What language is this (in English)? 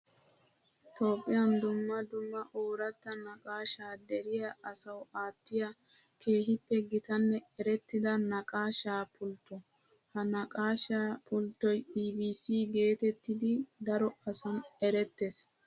Wolaytta